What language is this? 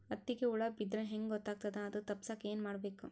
Kannada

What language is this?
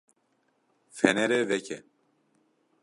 Kurdish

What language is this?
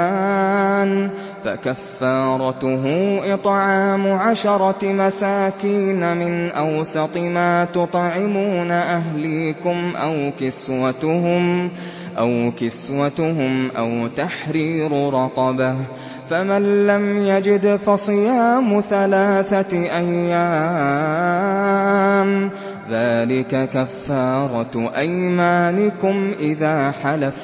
Arabic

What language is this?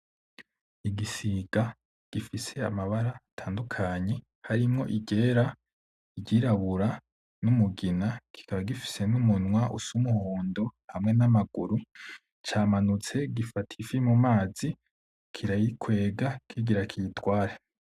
Rundi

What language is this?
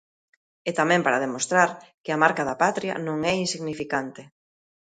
Galician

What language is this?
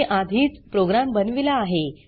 Marathi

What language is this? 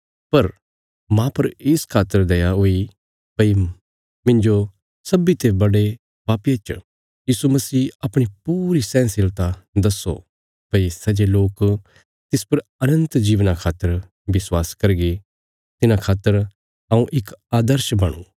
Bilaspuri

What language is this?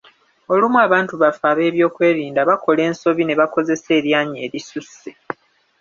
Ganda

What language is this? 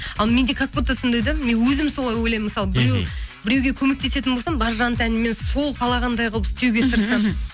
Kazakh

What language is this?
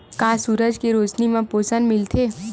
Chhattisgarhi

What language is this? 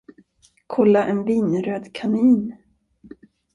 Swedish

